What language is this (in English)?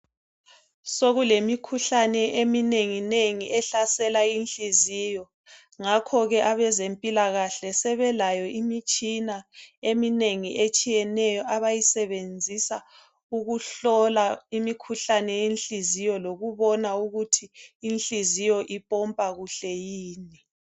North Ndebele